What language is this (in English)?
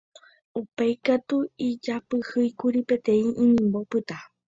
Guarani